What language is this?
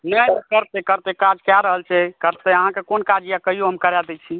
Maithili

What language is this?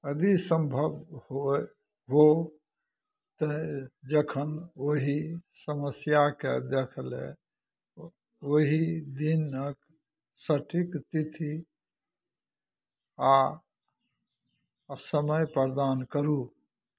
Maithili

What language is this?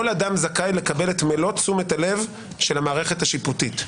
Hebrew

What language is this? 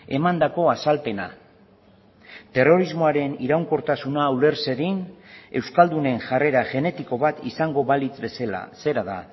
Basque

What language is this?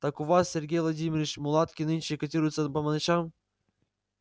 Russian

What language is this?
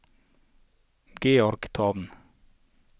Norwegian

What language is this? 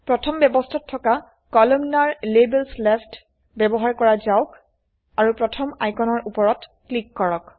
Assamese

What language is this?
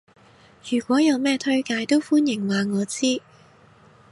Cantonese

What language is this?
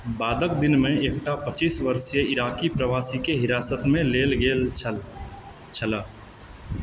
Maithili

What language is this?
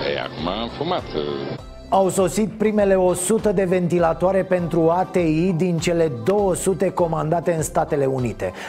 Romanian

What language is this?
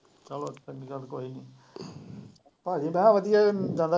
Punjabi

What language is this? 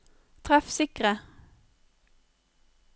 Norwegian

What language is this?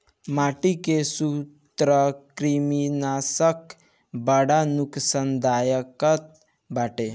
Bhojpuri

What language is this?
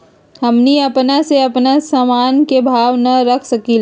Magahi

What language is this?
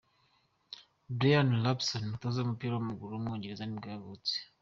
Kinyarwanda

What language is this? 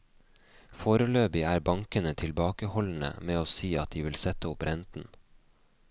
Norwegian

